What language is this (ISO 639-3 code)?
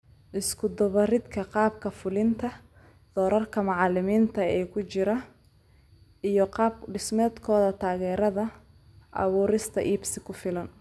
som